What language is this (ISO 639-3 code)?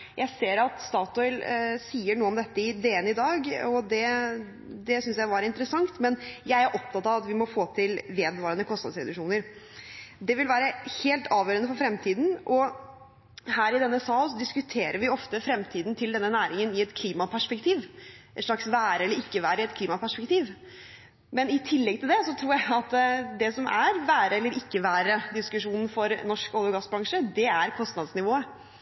nob